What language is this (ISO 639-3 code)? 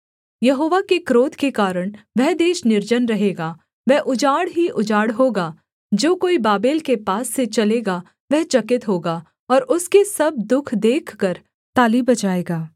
hin